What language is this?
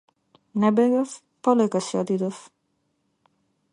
Macedonian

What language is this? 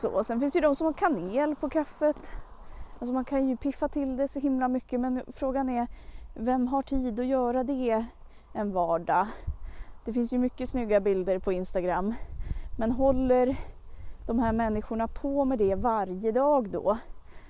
Swedish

